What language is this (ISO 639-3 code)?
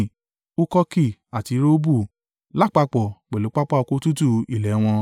yor